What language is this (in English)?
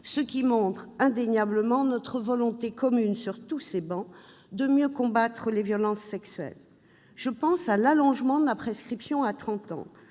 French